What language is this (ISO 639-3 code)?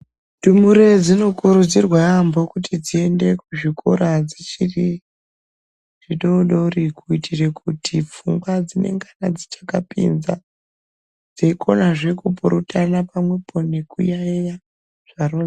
ndc